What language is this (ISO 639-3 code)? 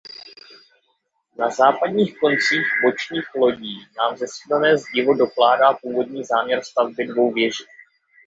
ces